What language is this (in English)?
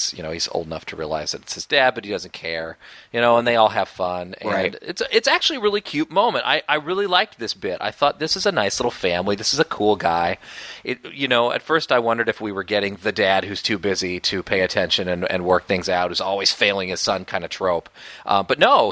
English